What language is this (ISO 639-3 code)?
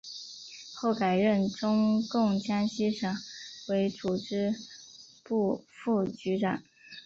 zho